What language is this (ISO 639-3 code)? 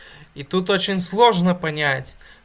rus